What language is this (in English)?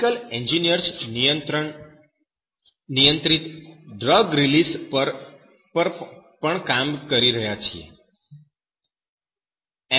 Gujarati